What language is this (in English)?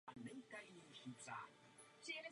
Czech